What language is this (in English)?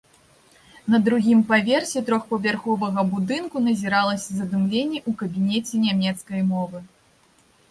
Belarusian